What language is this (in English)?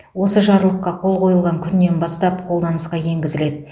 Kazakh